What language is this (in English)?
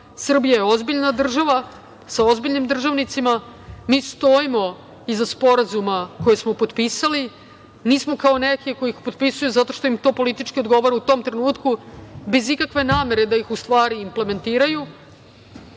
Serbian